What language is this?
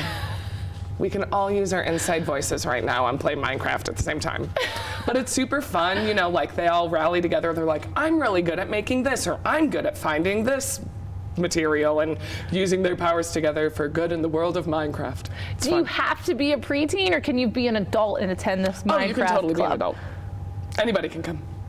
English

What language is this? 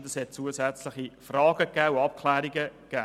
Swiss German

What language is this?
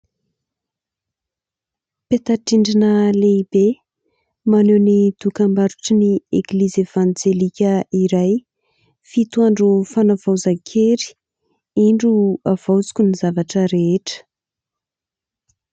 Malagasy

